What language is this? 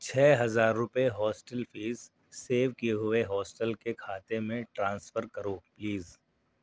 Urdu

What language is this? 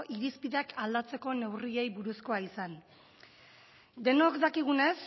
Basque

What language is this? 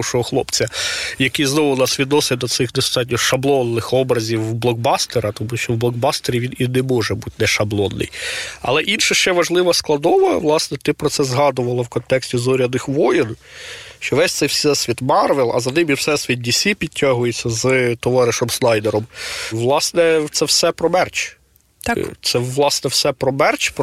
Ukrainian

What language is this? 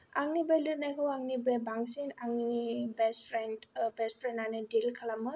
Bodo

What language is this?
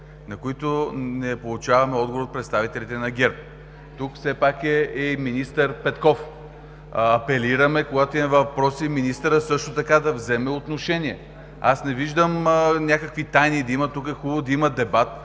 Bulgarian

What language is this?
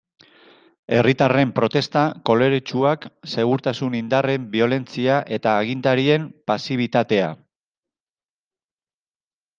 Basque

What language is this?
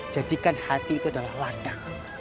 Indonesian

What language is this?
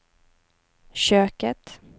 Swedish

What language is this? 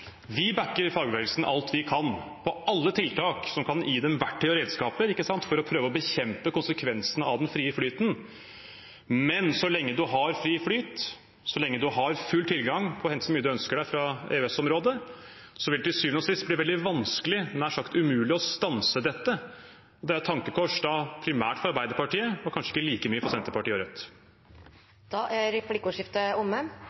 Norwegian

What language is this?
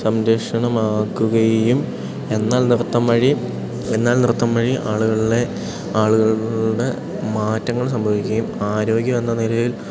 Malayalam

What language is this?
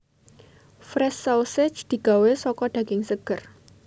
Javanese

